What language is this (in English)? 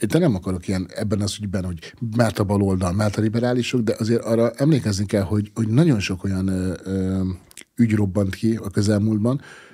Hungarian